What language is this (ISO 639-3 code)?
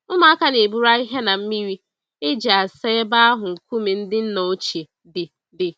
ibo